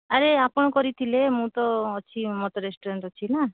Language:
Odia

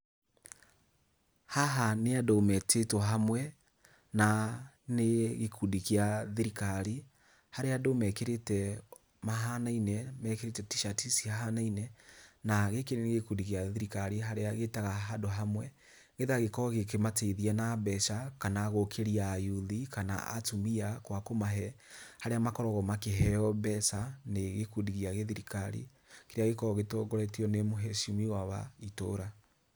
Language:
Kikuyu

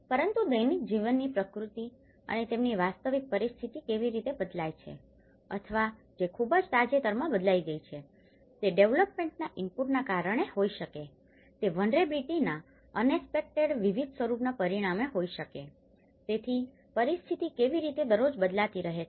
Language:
Gujarati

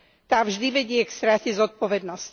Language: Slovak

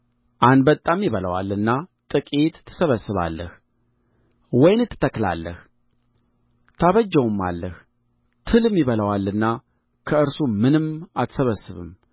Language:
Amharic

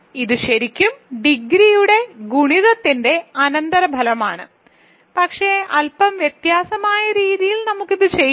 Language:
Malayalam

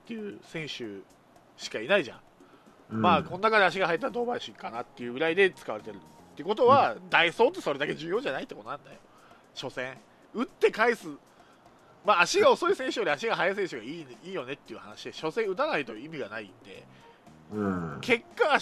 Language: Japanese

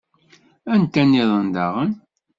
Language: Kabyle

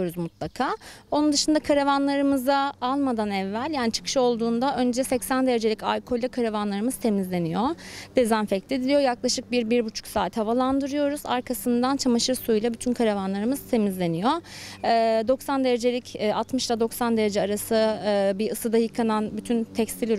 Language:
Turkish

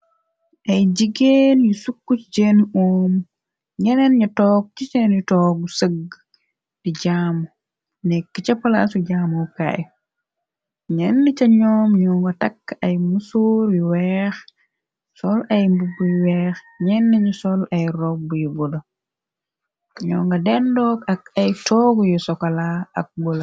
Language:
Wolof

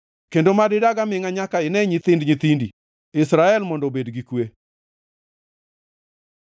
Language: Luo (Kenya and Tanzania)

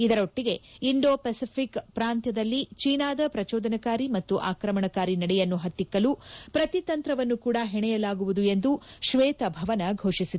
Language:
Kannada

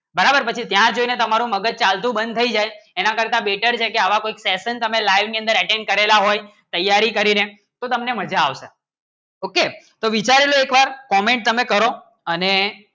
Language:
Gujarati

